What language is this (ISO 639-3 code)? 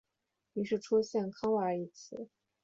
zho